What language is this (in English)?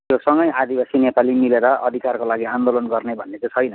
Nepali